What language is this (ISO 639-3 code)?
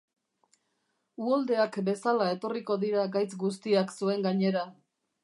eus